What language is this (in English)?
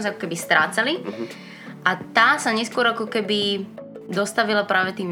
Slovak